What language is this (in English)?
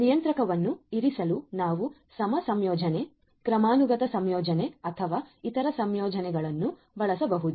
Kannada